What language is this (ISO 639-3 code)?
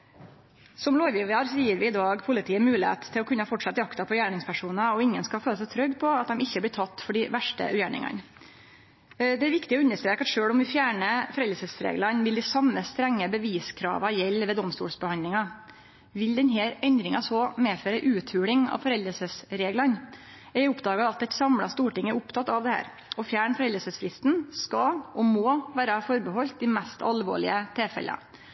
nno